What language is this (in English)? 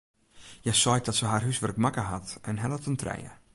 Western Frisian